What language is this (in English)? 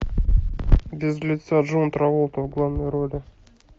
Russian